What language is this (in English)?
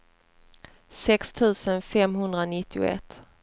Swedish